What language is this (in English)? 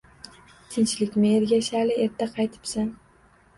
Uzbek